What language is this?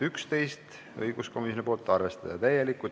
Estonian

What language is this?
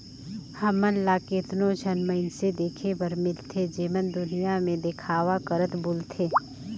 Chhattisgarhi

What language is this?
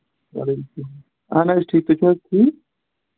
Kashmiri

